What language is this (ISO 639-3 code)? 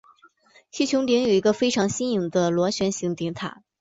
zho